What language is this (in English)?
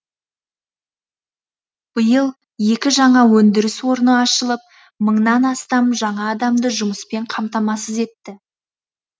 Kazakh